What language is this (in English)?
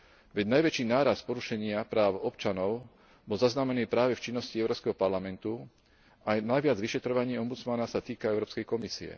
Slovak